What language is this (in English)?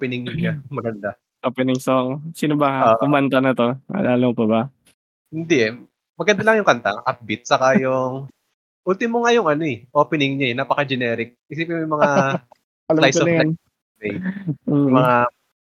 Filipino